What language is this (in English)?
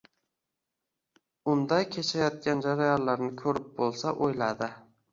Uzbek